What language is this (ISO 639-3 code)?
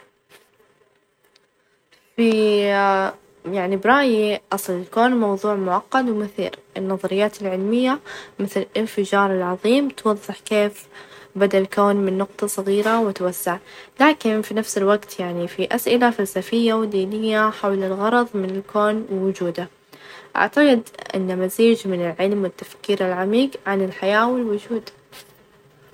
ars